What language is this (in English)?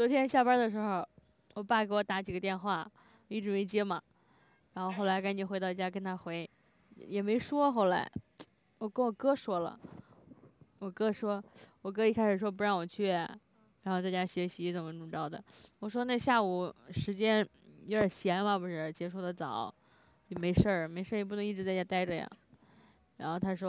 Chinese